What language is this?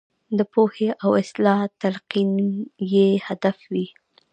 Pashto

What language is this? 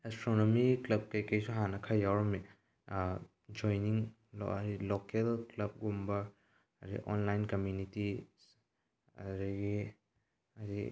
Manipuri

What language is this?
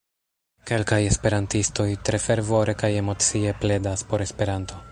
Esperanto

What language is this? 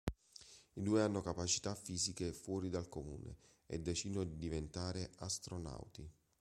Italian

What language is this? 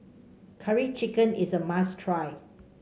English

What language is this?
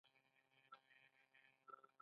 Pashto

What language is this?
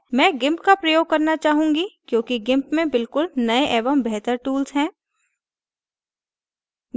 Hindi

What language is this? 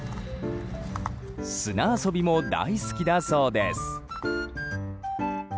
Japanese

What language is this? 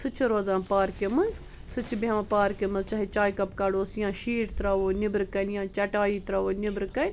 Kashmiri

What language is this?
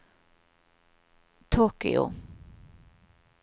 Norwegian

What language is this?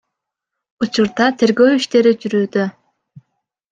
Kyrgyz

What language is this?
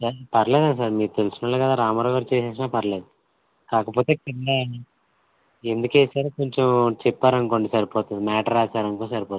Telugu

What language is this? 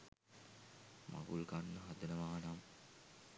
Sinhala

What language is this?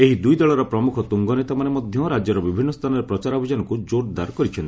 Odia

